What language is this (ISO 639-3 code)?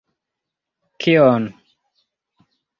epo